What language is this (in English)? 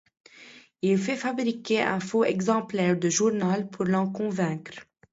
French